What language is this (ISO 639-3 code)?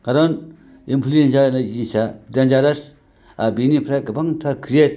brx